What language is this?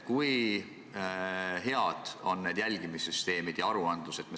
Estonian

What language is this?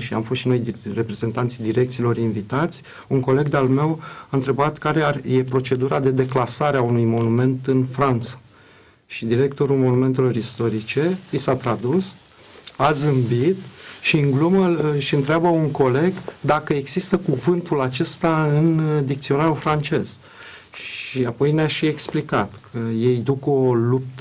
Romanian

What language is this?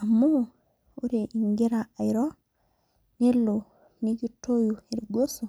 Masai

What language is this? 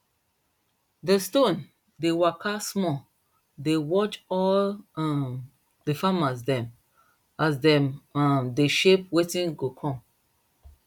Nigerian Pidgin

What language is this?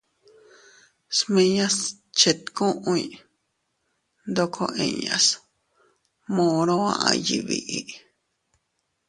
Teutila Cuicatec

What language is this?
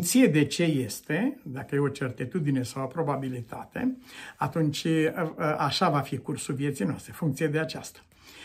Romanian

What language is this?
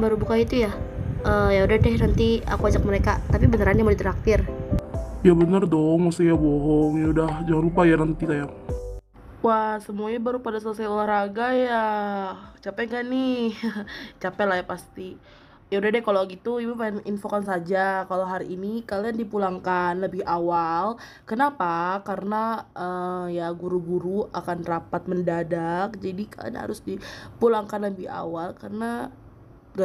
Indonesian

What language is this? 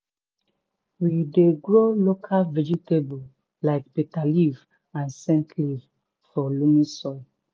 Nigerian Pidgin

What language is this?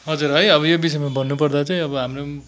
Nepali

